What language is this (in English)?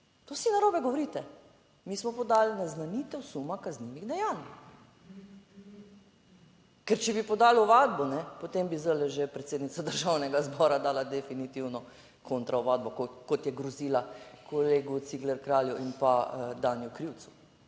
Slovenian